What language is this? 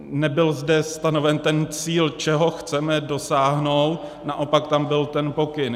Czech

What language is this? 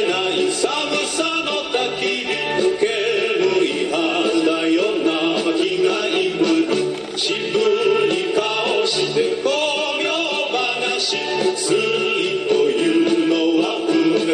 Romanian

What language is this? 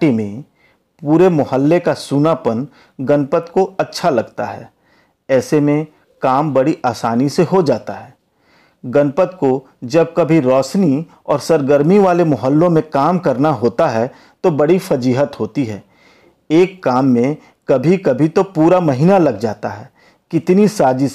Hindi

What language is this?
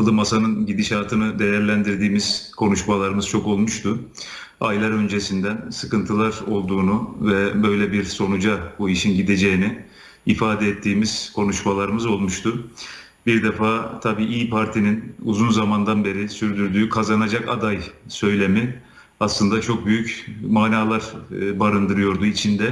Turkish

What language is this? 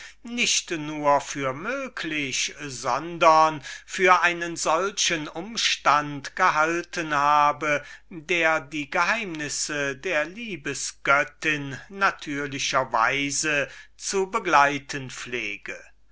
German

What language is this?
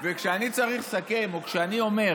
Hebrew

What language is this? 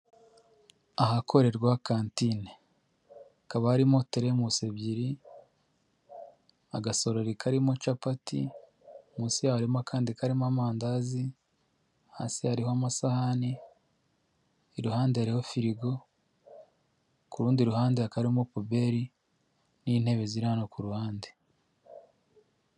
Kinyarwanda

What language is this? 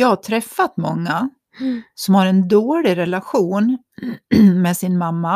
Swedish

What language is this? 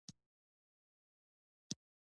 Pashto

